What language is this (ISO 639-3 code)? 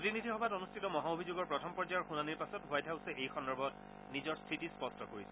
asm